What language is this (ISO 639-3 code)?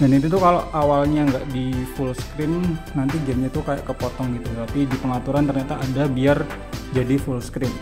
ind